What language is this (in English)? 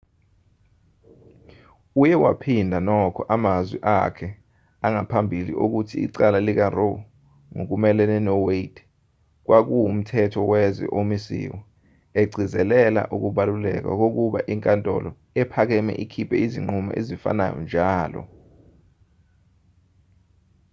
Zulu